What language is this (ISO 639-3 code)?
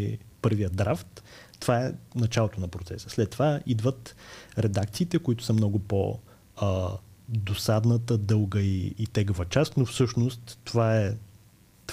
bul